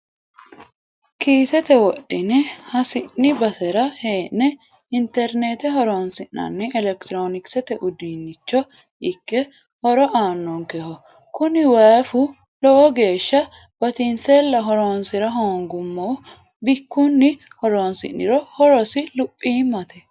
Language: Sidamo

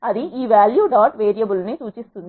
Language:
Telugu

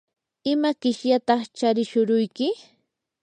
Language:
Yanahuanca Pasco Quechua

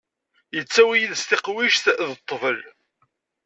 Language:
Kabyle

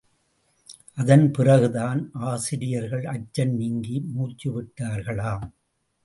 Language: Tamil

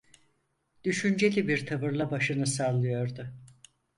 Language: Turkish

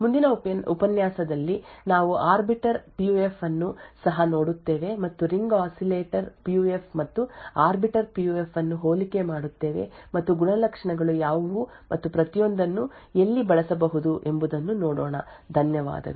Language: Kannada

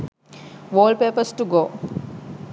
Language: Sinhala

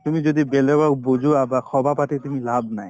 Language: Assamese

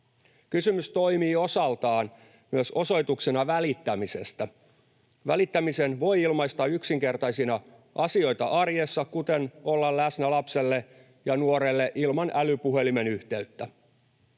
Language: Finnish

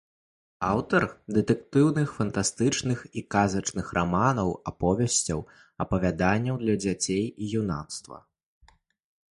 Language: Belarusian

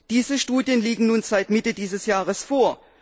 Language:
German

